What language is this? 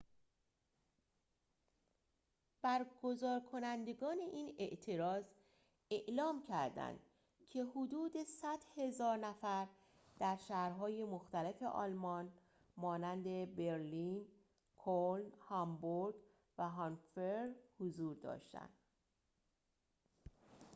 Persian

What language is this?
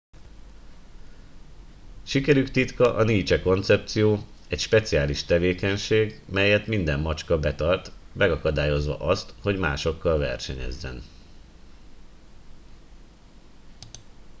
Hungarian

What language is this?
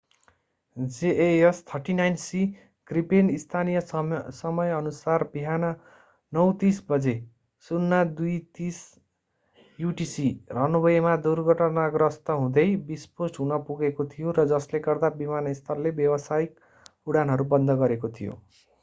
Nepali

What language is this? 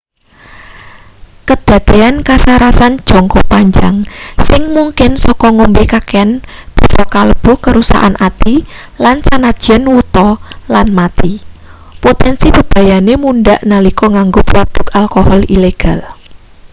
Javanese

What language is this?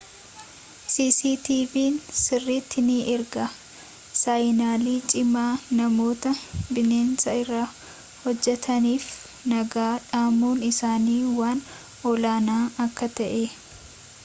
Oromo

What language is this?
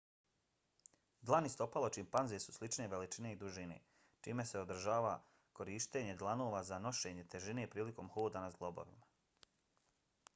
Bosnian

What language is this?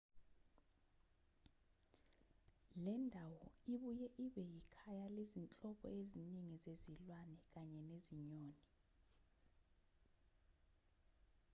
Zulu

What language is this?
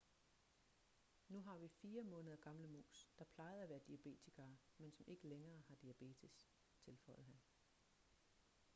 Danish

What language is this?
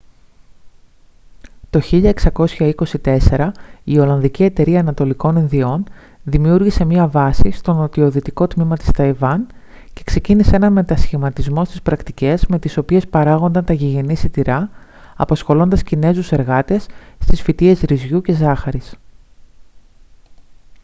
Greek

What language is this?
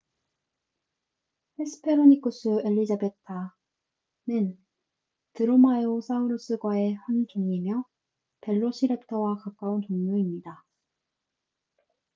Korean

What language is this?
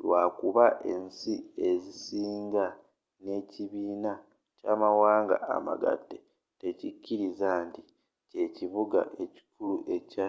Ganda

